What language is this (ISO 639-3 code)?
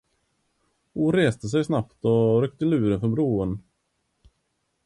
swe